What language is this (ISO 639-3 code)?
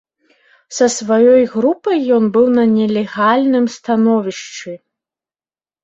bel